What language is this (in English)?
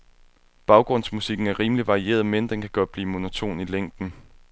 Danish